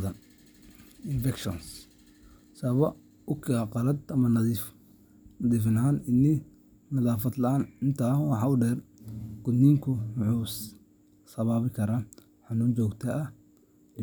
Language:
Somali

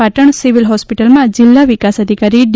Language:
Gujarati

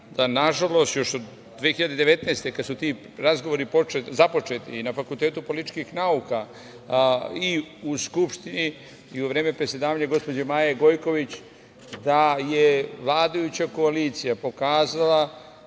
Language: Serbian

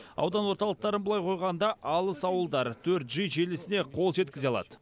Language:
Kazakh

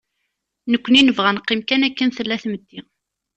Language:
Kabyle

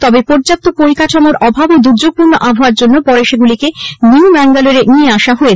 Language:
Bangla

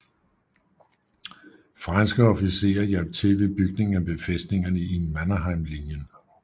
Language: Danish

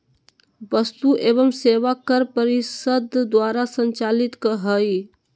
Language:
Magahi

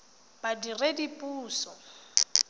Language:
Tswana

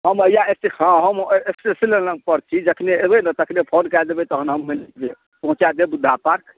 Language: Maithili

